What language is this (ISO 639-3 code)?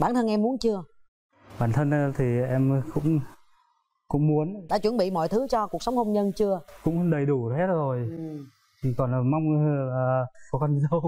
vie